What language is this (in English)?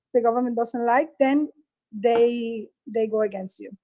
English